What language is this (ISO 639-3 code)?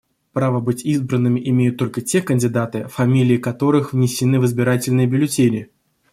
rus